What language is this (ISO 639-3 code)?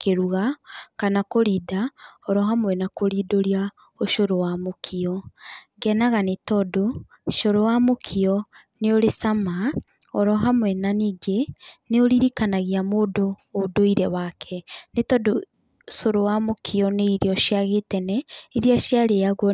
kik